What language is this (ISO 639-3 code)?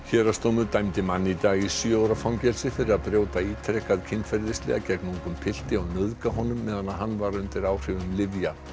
isl